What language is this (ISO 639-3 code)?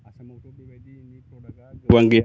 brx